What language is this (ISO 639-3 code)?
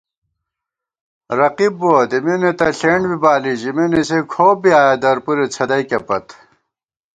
gwt